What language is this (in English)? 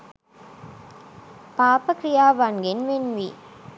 Sinhala